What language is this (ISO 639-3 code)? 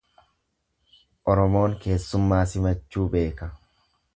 orm